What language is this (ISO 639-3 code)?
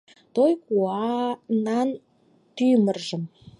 chm